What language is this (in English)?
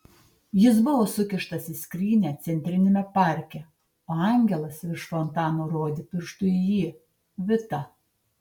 Lithuanian